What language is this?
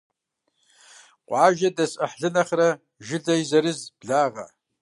Kabardian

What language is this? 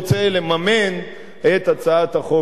Hebrew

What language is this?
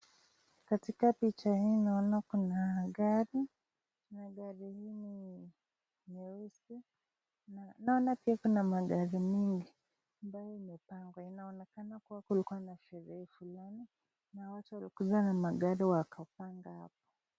Swahili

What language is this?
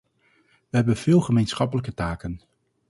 Dutch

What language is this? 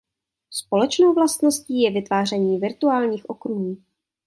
Czech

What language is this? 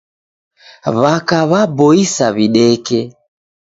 Taita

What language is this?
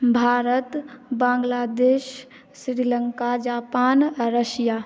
Maithili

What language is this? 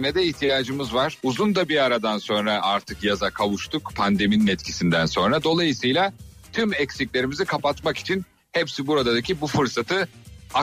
Turkish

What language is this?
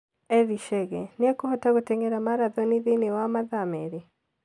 Kikuyu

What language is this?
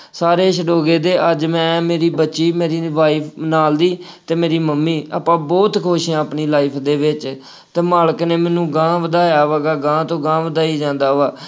Punjabi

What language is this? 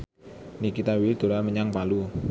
Javanese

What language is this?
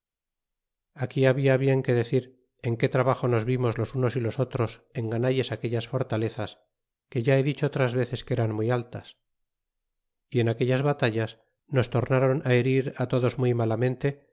Spanish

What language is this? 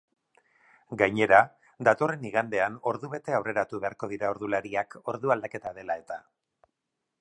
Basque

